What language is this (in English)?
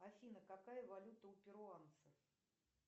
Russian